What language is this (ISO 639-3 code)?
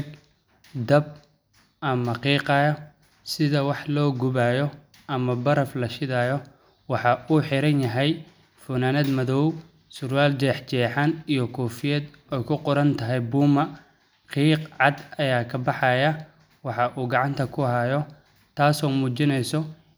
som